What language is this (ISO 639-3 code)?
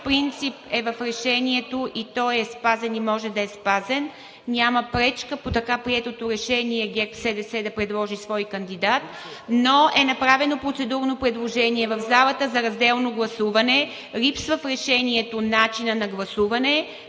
bul